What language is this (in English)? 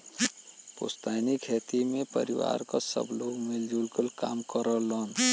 Bhojpuri